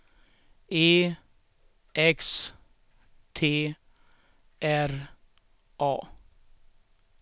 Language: Swedish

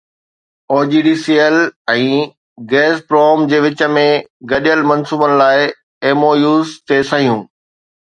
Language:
Sindhi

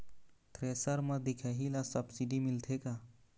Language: Chhattisgarhi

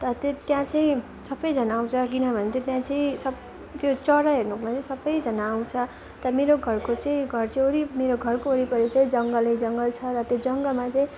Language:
Nepali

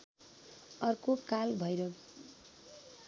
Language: Nepali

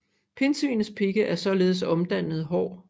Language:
Danish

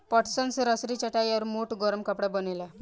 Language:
Bhojpuri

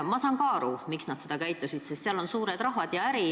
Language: Estonian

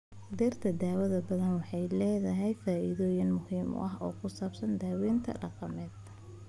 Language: Somali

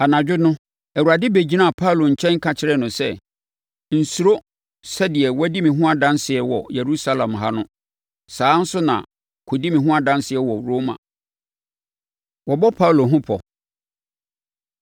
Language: Akan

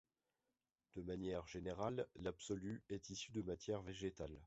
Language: French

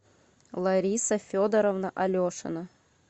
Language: Russian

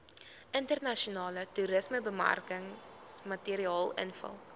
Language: Afrikaans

